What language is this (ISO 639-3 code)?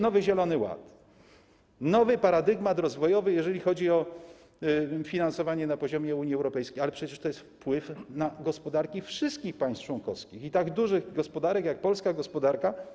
pol